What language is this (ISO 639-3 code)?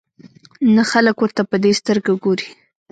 pus